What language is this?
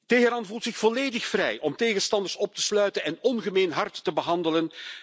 Dutch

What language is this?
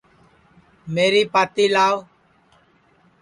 Sansi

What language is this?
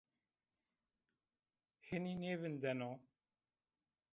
Zaza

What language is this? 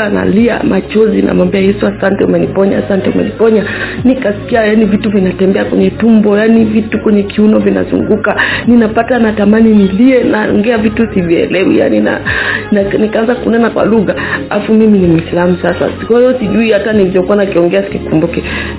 Swahili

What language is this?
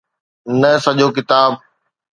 Sindhi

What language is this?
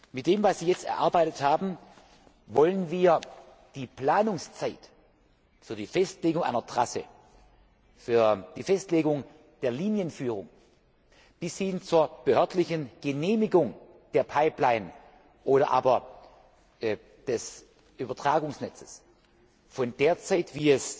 German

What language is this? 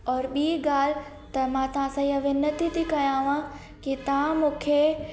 Sindhi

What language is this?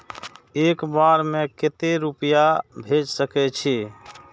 Maithili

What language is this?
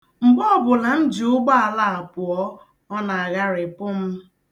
Igbo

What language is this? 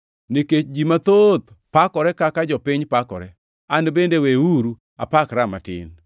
Luo (Kenya and Tanzania)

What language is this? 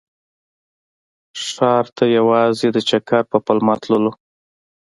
Pashto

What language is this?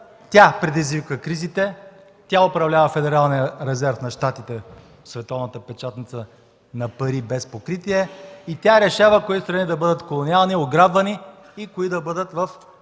Bulgarian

